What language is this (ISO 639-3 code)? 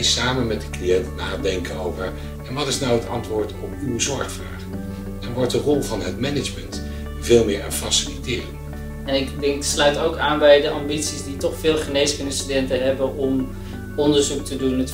nld